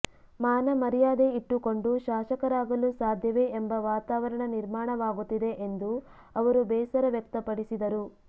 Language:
Kannada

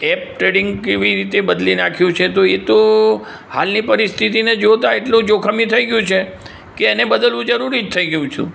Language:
Gujarati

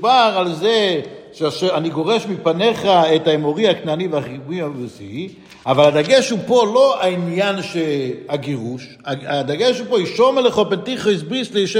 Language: Hebrew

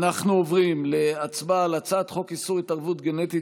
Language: Hebrew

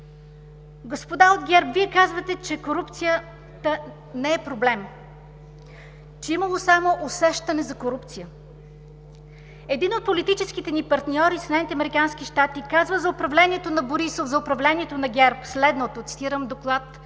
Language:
Bulgarian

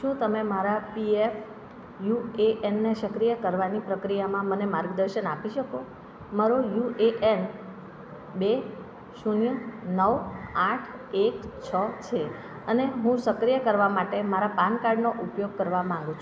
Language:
Gujarati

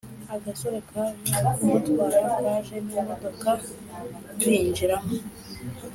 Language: Kinyarwanda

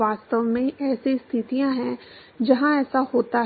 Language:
Hindi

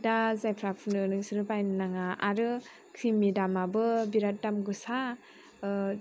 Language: Bodo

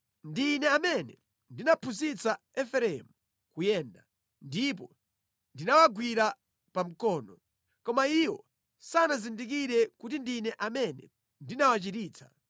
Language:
Nyanja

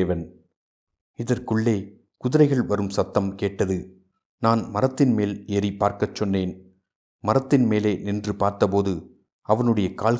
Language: Tamil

